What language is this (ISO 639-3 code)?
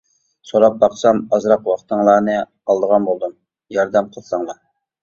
uig